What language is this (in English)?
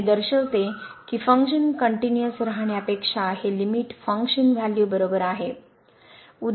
Marathi